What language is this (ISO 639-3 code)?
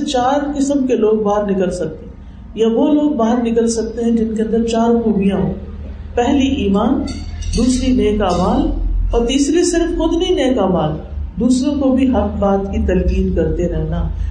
urd